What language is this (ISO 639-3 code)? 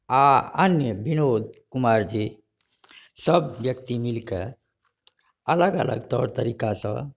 mai